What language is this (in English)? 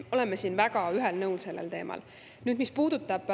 Estonian